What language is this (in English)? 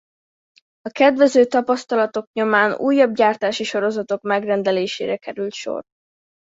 Hungarian